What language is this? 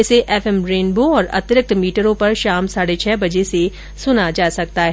Hindi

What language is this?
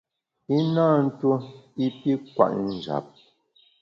Bamun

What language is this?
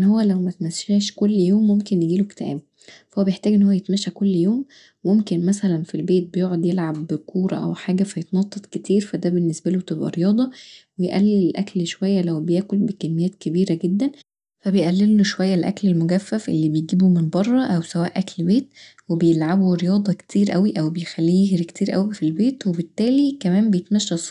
Egyptian Arabic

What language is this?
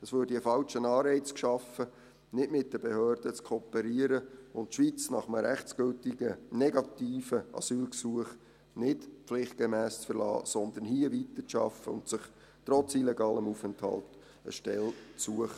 Swiss German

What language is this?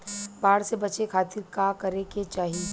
Bhojpuri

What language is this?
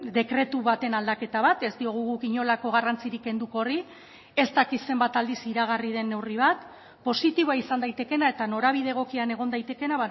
Basque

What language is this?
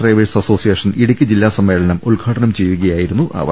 Malayalam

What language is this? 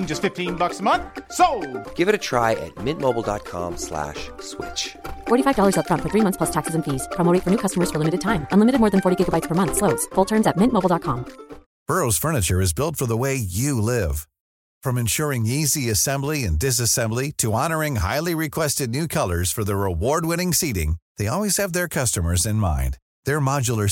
Filipino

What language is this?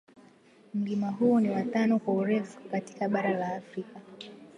Swahili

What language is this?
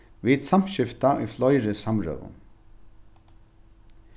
Faroese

